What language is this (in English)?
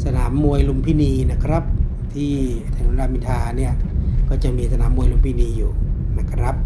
Thai